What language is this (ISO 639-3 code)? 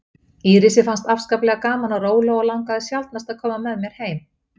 isl